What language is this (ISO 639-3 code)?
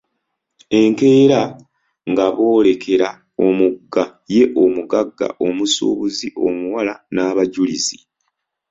lug